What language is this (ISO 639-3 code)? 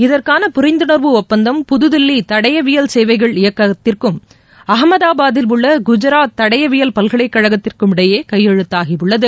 tam